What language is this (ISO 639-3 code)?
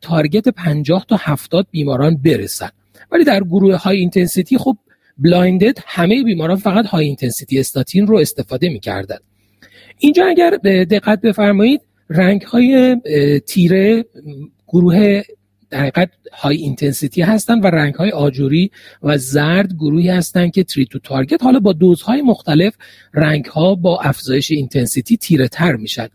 fas